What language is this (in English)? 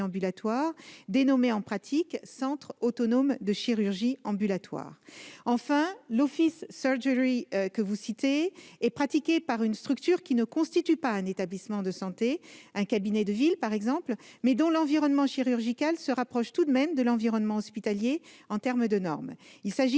French